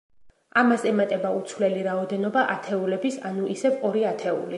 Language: Georgian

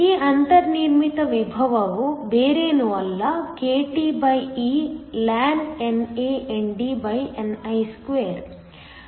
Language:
Kannada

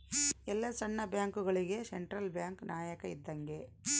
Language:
Kannada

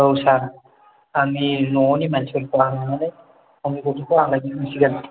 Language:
Bodo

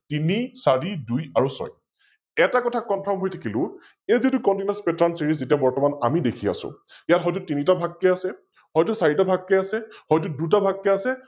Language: Assamese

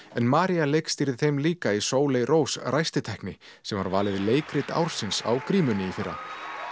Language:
Icelandic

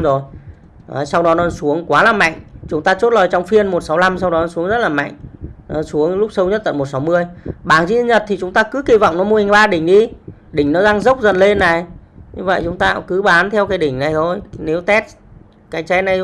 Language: Vietnamese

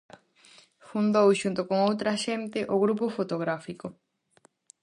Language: Galician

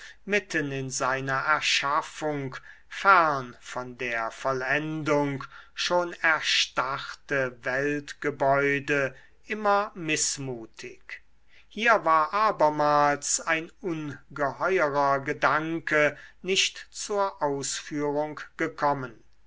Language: German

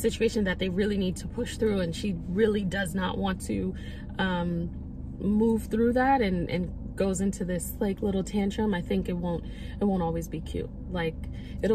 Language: English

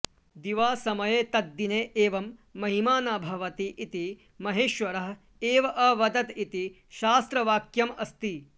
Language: Sanskrit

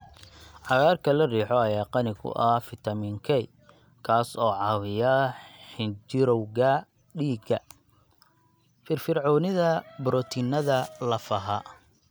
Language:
Somali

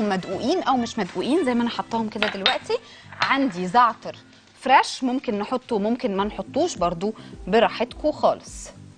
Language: Arabic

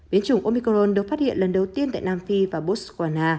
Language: Vietnamese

